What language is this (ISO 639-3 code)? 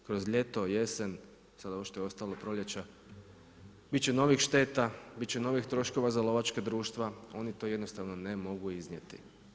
hrv